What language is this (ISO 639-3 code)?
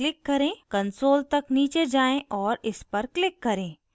hin